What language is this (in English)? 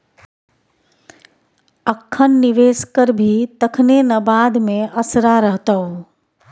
Maithili